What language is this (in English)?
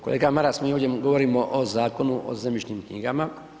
Croatian